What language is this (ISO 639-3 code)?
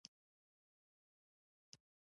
pus